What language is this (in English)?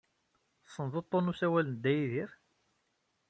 Kabyle